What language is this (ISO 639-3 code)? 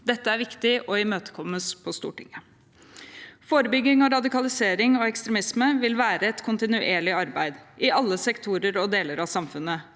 nor